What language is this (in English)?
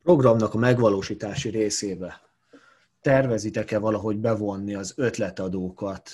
Hungarian